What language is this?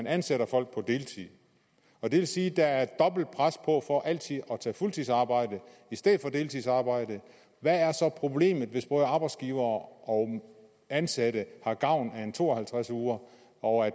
Danish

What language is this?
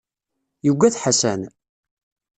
Kabyle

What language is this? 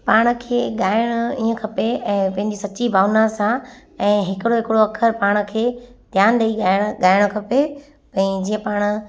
Sindhi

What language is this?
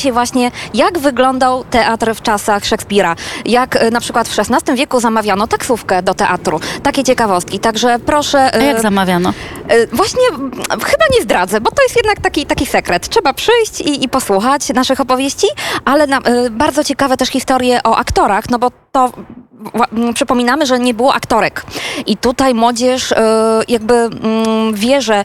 Polish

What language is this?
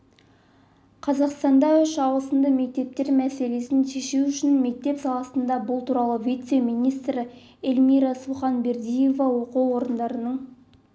Kazakh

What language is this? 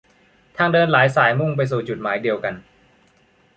Thai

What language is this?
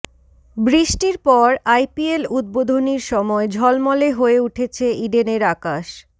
Bangla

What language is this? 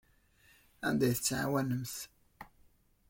Kabyle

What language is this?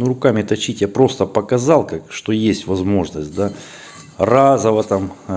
Russian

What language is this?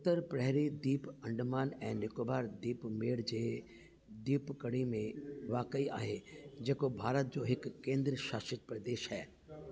Sindhi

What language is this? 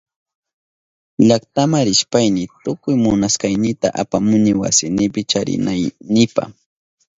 Southern Pastaza Quechua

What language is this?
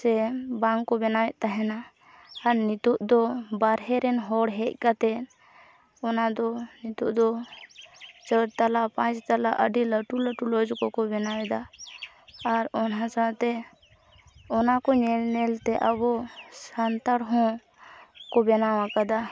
Santali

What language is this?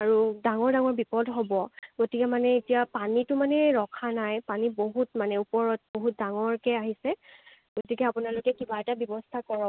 Assamese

